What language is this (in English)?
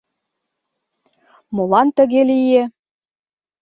Mari